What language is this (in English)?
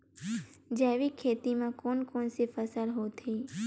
Chhattisgarhi